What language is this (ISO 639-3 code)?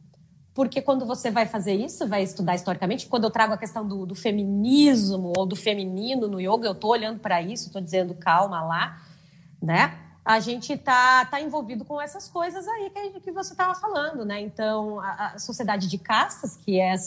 por